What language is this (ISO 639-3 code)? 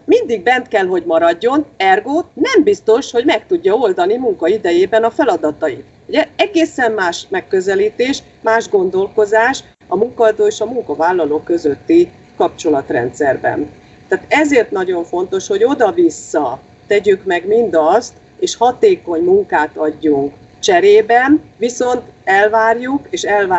hun